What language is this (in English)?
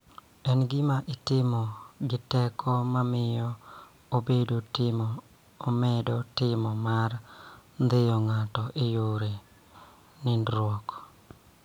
Luo (Kenya and Tanzania)